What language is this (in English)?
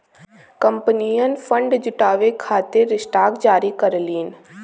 Bhojpuri